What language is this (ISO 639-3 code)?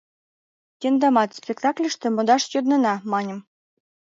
chm